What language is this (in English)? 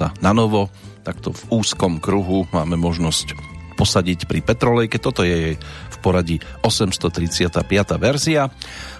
Slovak